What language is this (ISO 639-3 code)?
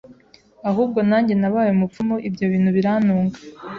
kin